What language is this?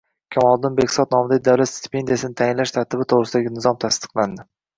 Uzbek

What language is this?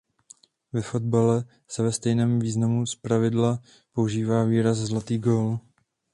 Czech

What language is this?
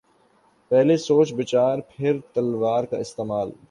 Urdu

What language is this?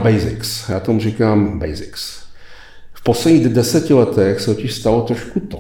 Czech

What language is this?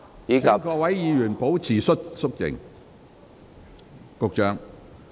Cantonese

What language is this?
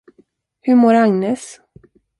Swedish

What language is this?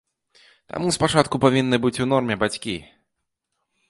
Belarusian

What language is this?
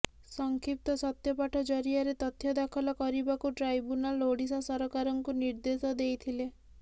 Odia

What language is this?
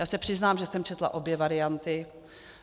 Czech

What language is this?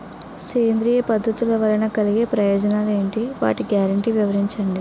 Telugu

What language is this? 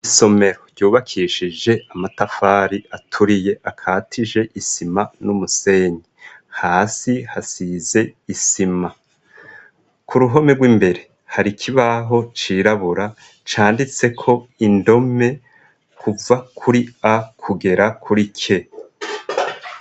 Rundi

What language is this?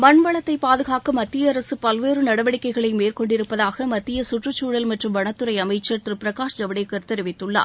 Tamil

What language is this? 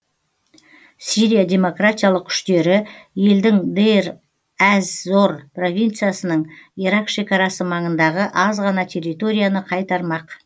Kazakh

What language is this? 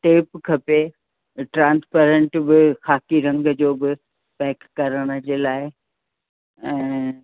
Sindhi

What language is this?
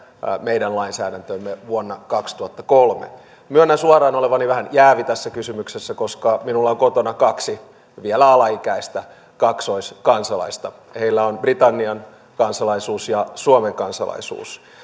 Finnish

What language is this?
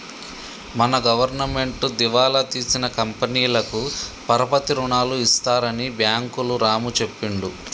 Telugu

